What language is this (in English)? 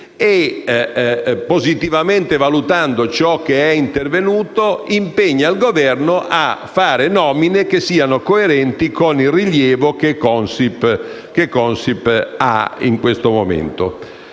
Italian